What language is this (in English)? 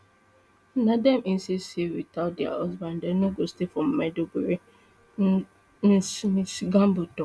Nigerian Pidgin